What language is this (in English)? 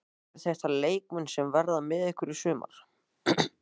Icelandic